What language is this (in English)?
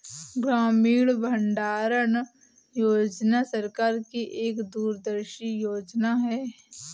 Hindi